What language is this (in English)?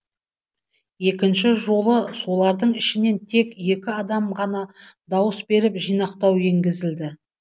Kazakh